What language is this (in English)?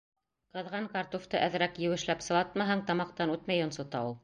Bashkir